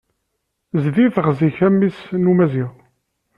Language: Kabyle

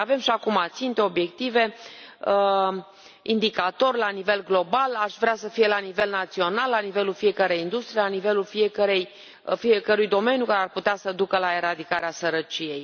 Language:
Romanian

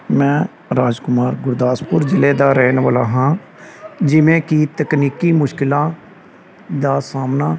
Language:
Punjabi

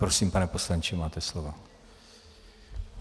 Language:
Czech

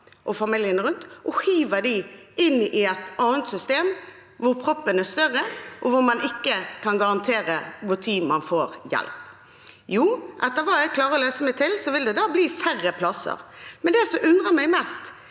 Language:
Norwegian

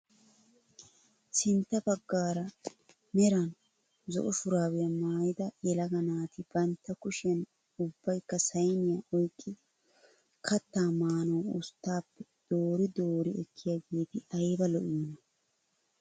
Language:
Wolaytta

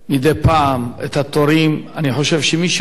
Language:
Hebrew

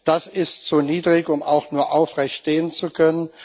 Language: German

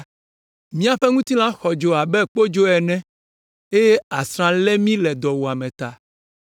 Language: Ewe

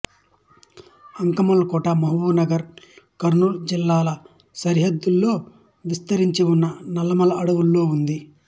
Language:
Telugu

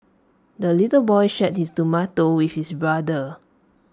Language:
English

